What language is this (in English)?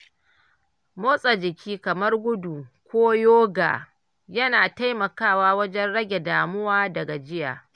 Hausa